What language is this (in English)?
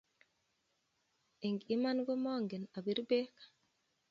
Kalenjin